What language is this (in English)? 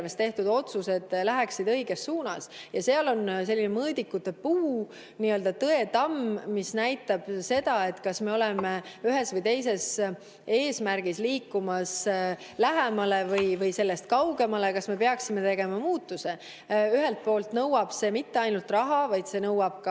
Estonian